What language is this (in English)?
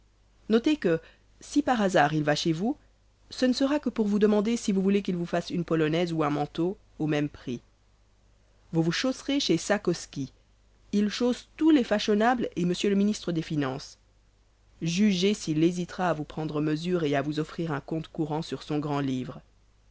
French